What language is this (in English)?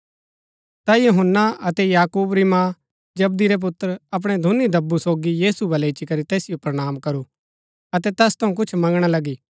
Gaddi